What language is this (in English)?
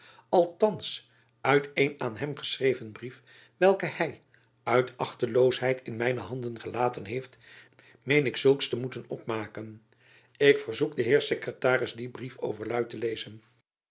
Dutch